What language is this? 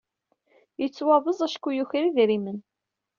Kabyle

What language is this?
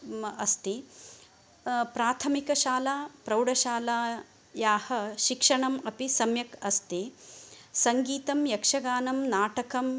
Sanskrit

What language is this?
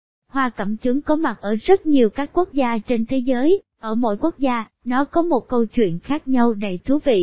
Vietnamese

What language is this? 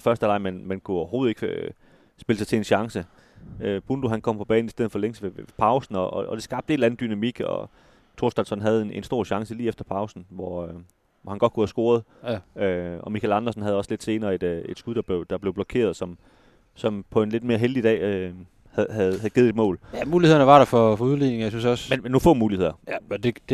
Danish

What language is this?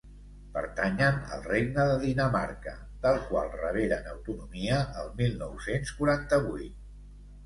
Catalan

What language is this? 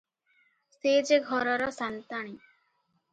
Odia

